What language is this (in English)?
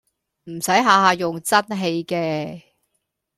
Cantonese